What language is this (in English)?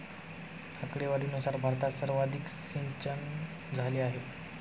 Marathi